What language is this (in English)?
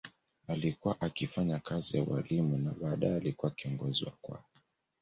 Swahili